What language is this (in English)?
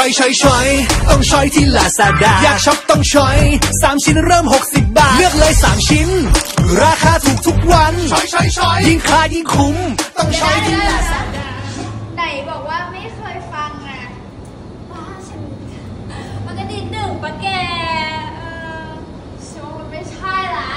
Thai